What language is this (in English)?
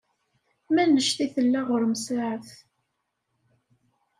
Kabyle